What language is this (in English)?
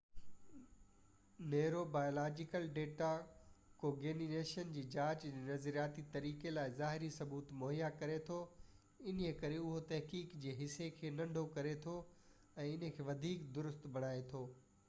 Sindhi